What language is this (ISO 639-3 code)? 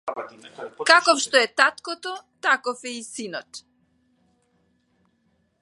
mkd